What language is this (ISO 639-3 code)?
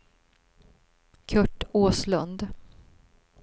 swe